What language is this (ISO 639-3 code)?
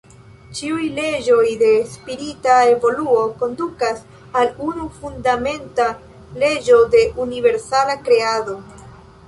epo